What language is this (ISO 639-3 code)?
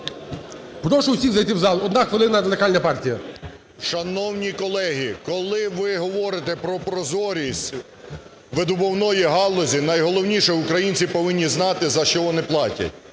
ukr